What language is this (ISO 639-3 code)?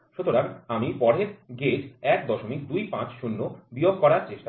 ben